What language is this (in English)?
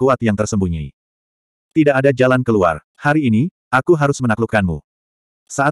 Indonesian